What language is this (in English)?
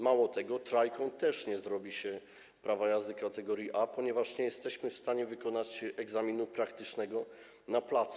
Polish